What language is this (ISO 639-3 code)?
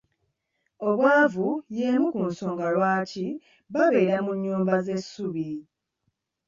lug